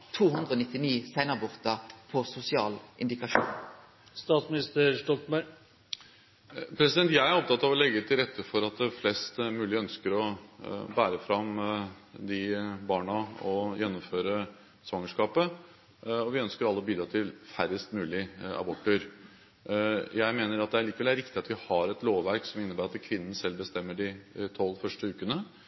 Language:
Norwegian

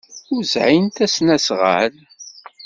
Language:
Kabyle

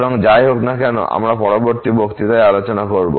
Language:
Bangla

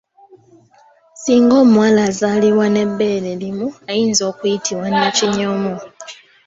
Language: Ganda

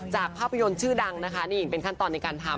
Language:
Thai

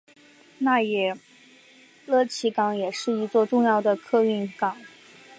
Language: Chinese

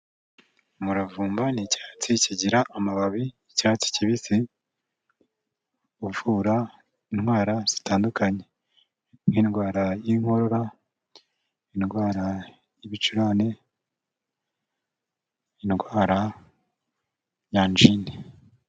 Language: Kinyarwanda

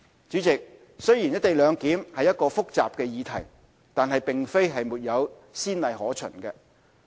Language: Cantonese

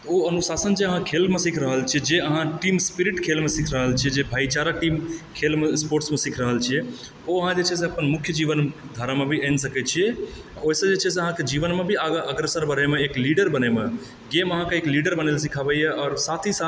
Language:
Maithili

